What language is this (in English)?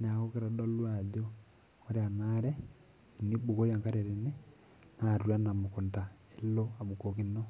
Masai